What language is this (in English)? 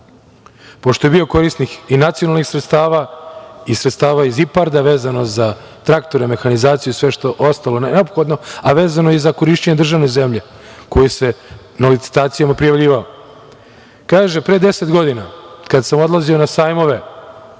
Serbian